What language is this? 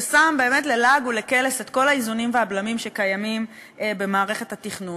Hebrew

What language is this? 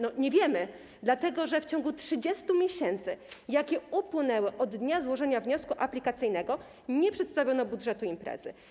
Polish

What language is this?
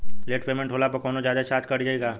Bhojpuri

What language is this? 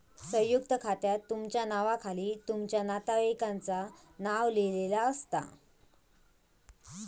Marathi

